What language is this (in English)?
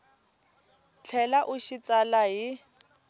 Tsonga